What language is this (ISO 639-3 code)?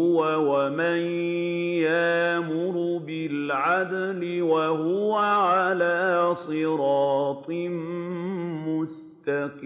ara